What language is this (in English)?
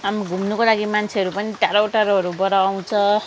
Nepali